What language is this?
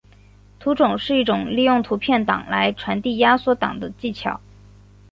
Chinese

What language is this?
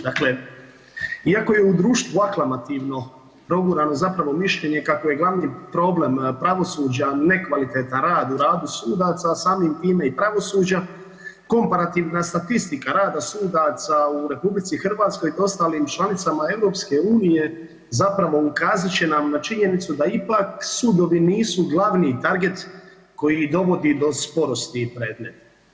Croatian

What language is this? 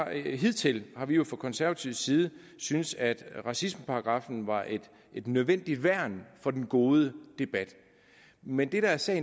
Danish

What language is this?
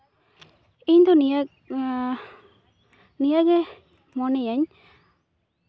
Santali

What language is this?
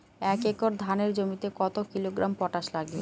Bangla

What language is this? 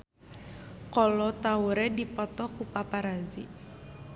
Sundanese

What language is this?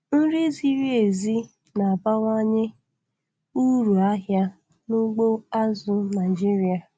Igbo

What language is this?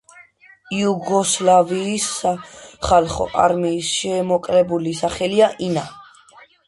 Georgian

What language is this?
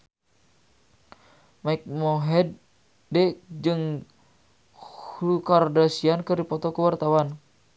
Sundanese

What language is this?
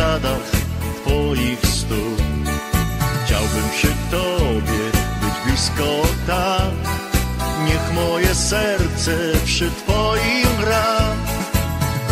Polish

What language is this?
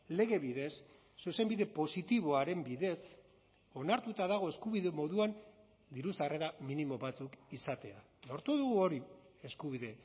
Basque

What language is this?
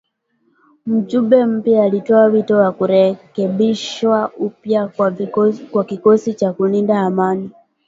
Swahili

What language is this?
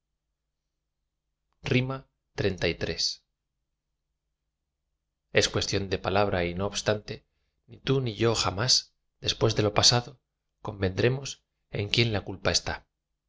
Spanish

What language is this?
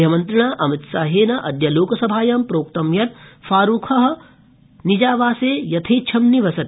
Sanskrit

